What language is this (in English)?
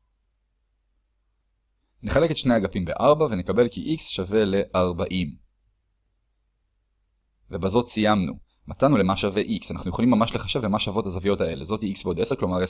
Hebrew